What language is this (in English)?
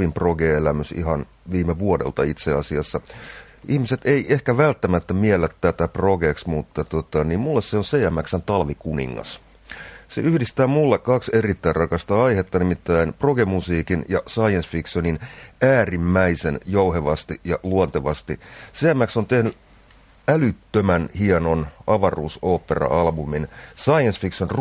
Finnish